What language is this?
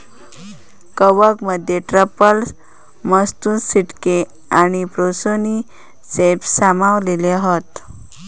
Marathi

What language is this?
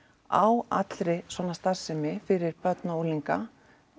Icelandic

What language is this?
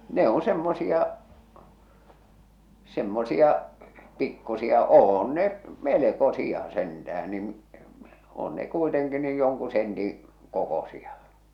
Finnish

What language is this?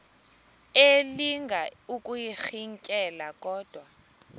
Xhosa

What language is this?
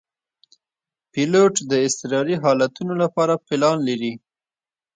Pashto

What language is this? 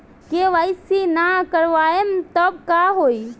Bhojpuri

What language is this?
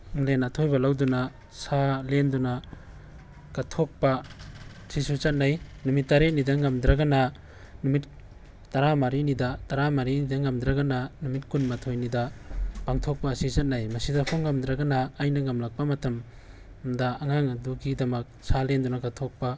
Manipuri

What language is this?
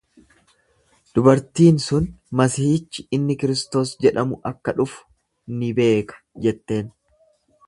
Oromo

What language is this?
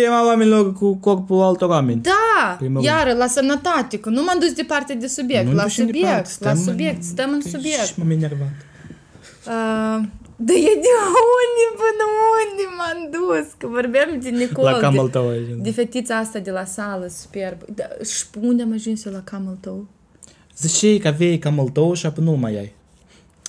Romanian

